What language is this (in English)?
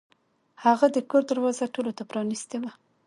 Pashto